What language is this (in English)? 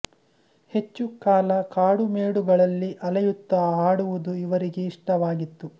Kannada